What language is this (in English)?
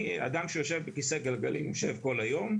Hebrew